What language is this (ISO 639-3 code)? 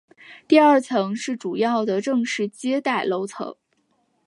zho